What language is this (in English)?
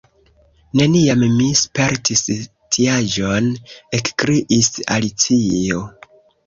Esperanto